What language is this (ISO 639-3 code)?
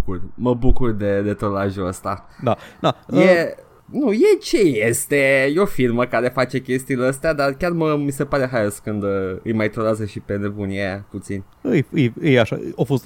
ron